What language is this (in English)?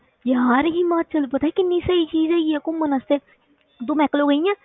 Punjabi